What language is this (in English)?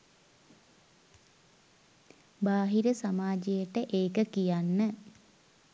Sinhala